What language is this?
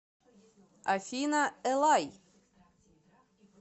Russian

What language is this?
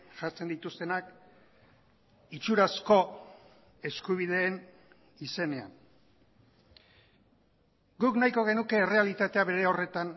Basque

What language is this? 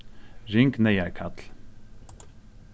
Faroese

